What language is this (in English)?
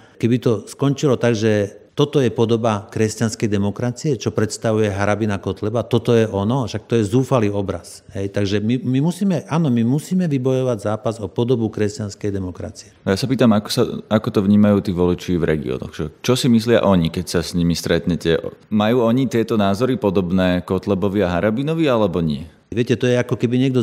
Slovak